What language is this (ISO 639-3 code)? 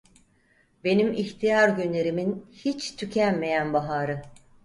tur